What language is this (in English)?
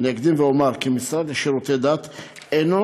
Hebrew